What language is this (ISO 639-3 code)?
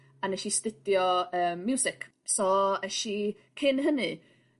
cym